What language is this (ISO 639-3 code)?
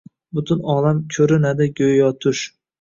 uzb